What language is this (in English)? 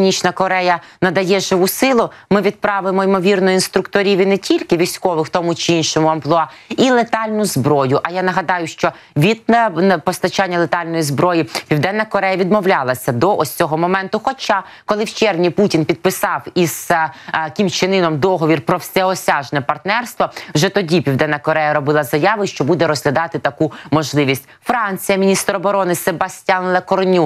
Ukrainian